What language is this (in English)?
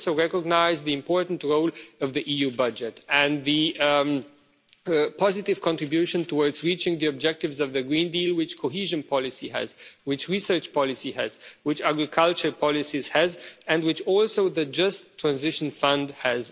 English